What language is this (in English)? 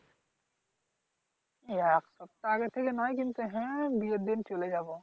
Bangla